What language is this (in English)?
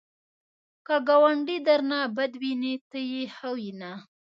Pashto